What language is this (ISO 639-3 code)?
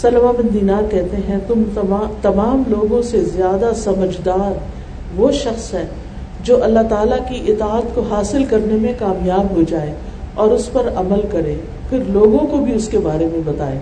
urd